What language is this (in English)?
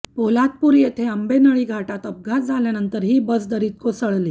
Marathi